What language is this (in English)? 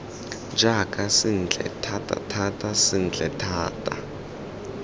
Tswana